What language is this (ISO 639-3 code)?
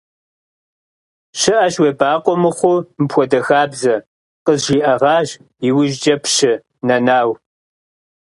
kbd